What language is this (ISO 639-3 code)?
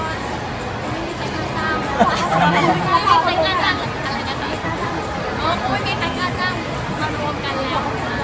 tha